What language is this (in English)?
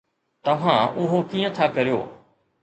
Sindhi